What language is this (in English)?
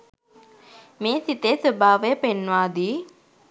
Sinhala